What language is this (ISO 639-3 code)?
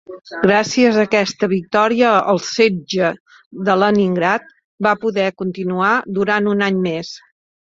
cat